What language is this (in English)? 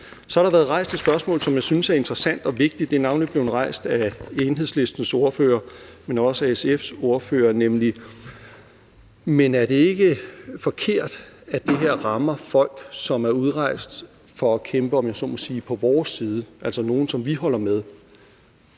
Danish